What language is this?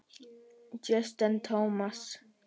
Icelandic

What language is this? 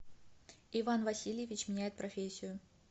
Russian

